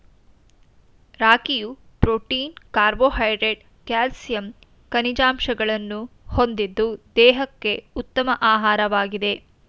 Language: Kannada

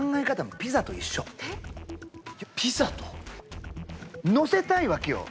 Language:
Japanese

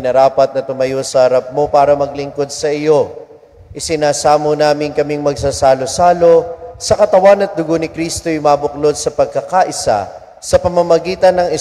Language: Filipino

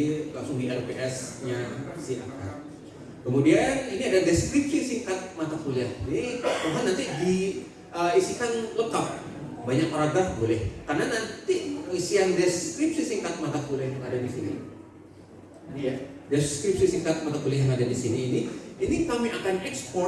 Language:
Indonesian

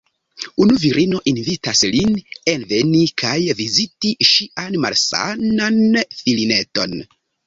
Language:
Esperanto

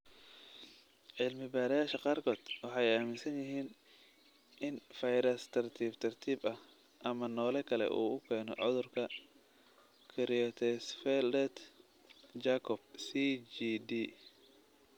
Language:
Somali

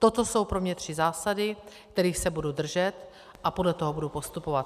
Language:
Czech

